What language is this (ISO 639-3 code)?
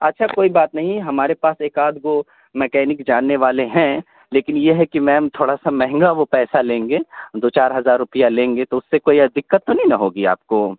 urd